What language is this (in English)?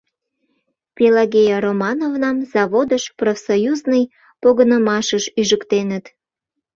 Mari